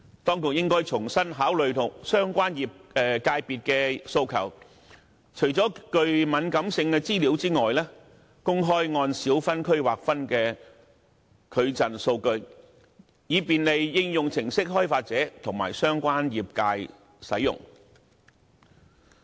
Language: Cantonese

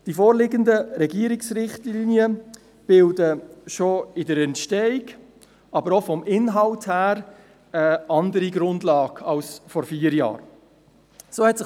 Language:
Swiss German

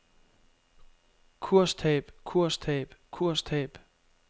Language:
Danish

